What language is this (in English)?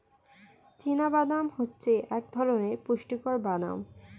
Bangla